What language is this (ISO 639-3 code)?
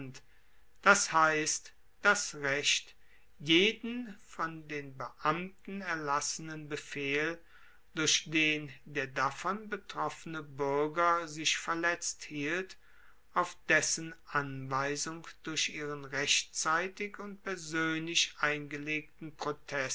deu